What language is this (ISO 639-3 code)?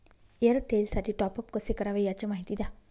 mar